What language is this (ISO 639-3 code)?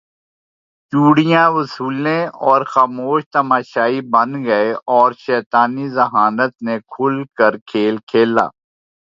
urd